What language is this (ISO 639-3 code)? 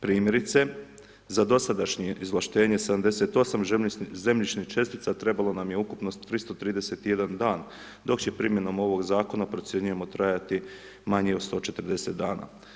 hrv